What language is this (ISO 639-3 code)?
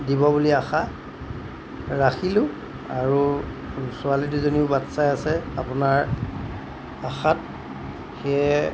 asm